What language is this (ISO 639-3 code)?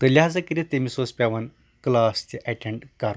kas